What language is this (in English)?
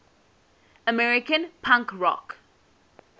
English